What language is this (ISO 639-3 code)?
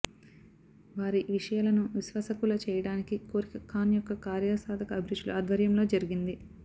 tel